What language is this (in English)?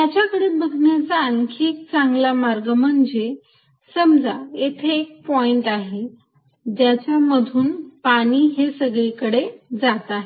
Marathi